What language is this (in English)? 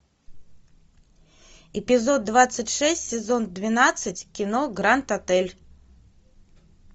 Russian